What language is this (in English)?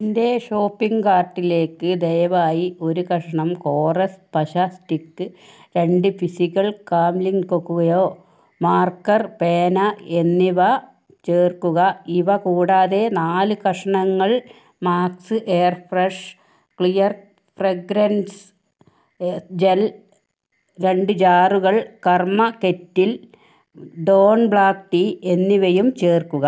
Malayalam